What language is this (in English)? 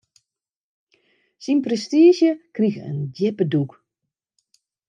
Western Frisian